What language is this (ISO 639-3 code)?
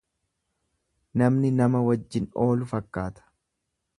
orm